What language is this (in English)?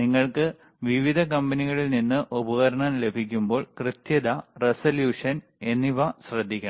Malayalam